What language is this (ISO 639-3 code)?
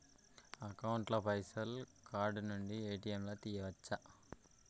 tel